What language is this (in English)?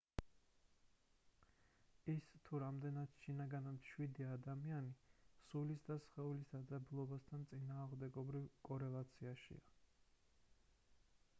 Georgian